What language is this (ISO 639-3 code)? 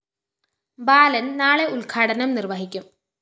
mal